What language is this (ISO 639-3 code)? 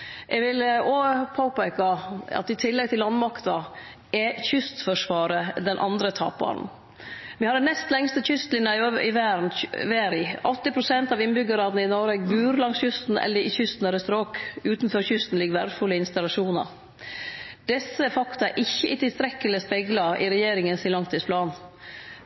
nno